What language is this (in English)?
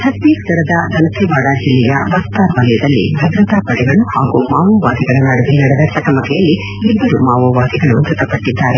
Kannada